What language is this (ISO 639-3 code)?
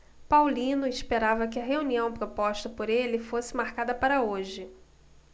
por